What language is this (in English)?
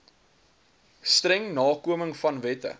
Afrikaans